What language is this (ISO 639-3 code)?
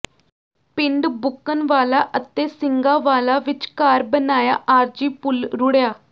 pan